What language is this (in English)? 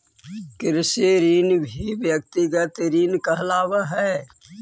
Magahi